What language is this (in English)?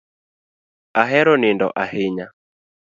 Luo (Kenya and Tanzania)